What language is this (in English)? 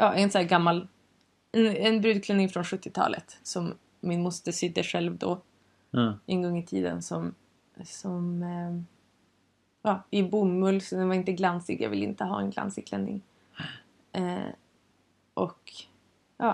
Swedish